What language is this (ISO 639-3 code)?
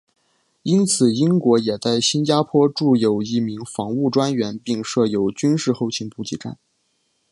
zho